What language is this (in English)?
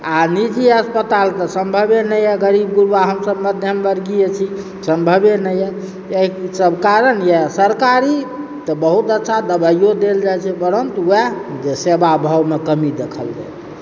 Maithili